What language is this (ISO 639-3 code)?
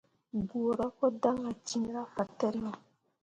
mua